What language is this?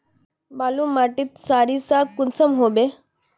Magahi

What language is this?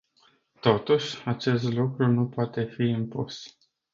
Romanian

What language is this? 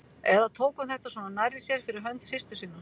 Icelandic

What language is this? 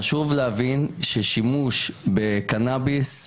Hebrew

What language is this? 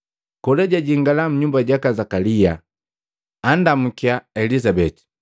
Matengo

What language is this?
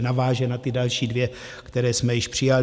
Czech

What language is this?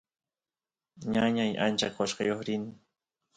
Santiago del Estero Quichua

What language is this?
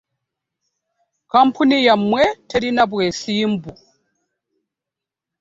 Ganda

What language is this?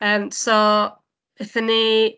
Welsh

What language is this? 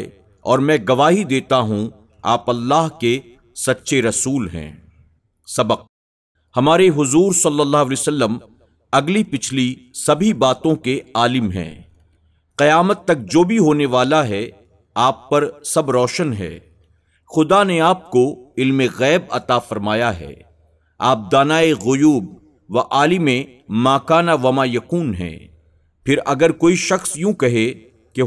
Urdu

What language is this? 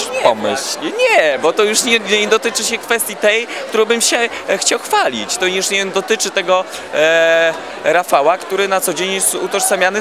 Polish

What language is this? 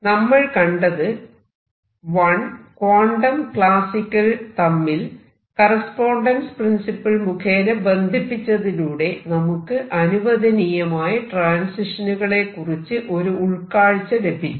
Malayalam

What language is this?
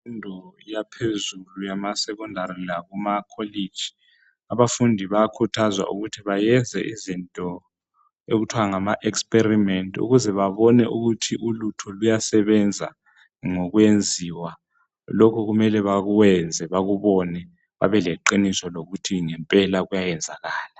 North Ndebele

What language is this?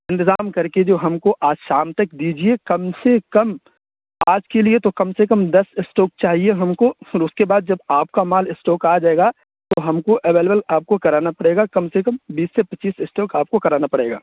Urdu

